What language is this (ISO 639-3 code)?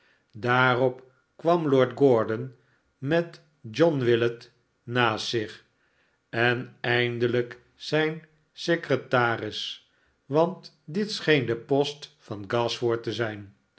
nld